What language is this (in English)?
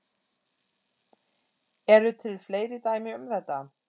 Icelandic